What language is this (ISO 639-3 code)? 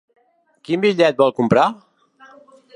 cat